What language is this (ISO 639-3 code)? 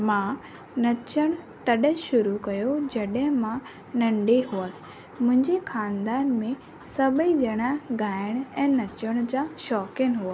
snd